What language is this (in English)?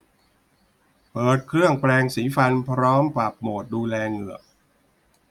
Thai